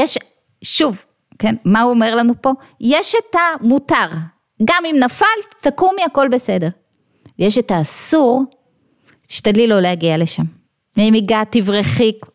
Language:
Hebrew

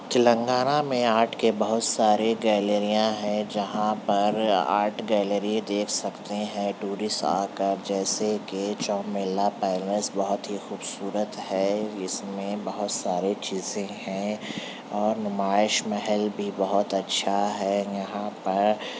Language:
Urdu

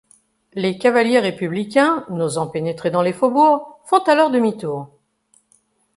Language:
French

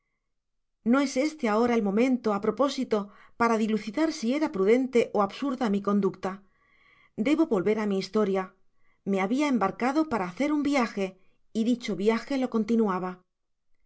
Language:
Spanish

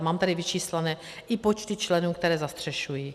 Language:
Czech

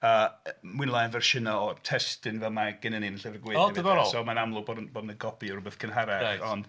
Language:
Welsh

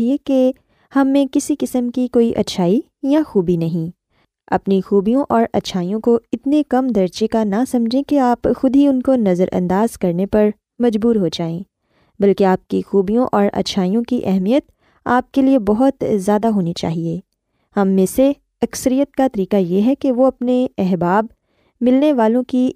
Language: Urdu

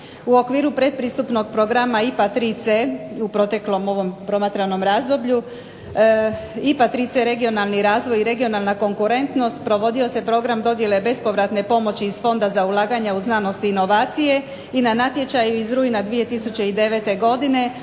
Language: Croatian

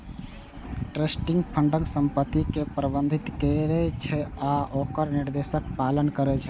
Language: Maithili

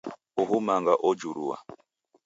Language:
Taita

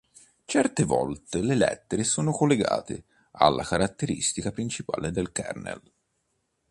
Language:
Italian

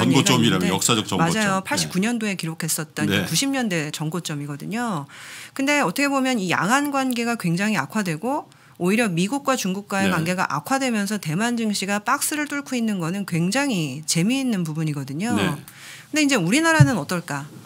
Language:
Korean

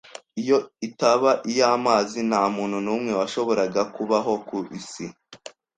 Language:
Kinyarwanda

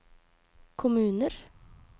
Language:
Norwegian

